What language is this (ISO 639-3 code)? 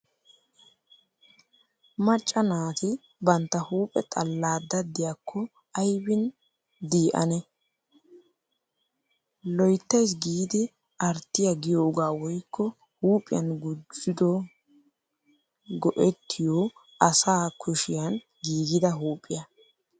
wal